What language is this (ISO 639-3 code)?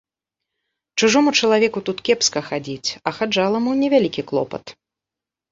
bel